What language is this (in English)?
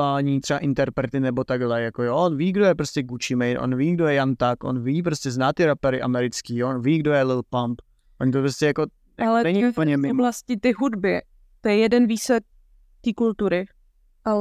Czech